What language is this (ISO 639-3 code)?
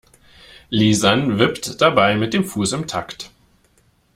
deu